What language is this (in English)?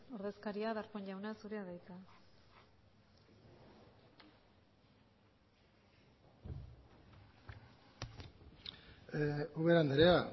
Basque